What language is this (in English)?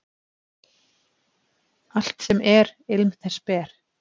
Icelandic